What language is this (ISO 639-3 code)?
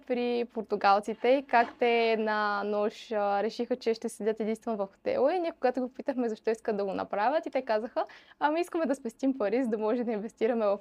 bul